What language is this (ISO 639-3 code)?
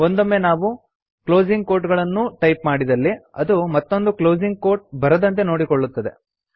kan